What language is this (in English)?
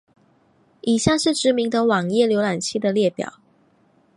Chinese